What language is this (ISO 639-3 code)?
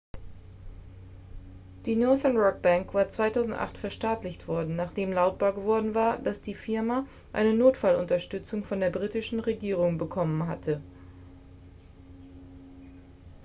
deu